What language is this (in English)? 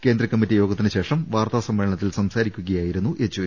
Malayalam